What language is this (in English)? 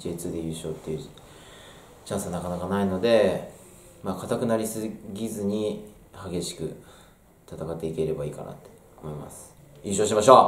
Japanese